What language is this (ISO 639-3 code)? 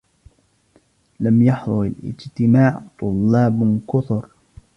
ara